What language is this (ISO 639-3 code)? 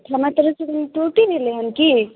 mai